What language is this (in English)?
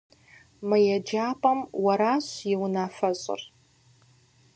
Kabardian